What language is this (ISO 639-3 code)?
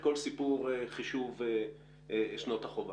heb